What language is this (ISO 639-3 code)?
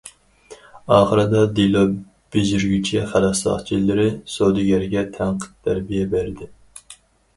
uig